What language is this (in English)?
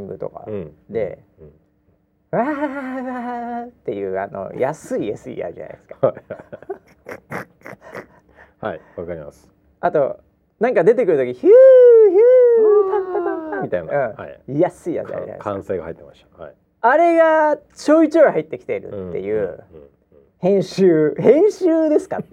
Japanese